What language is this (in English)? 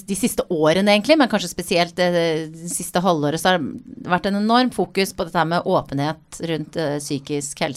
Danish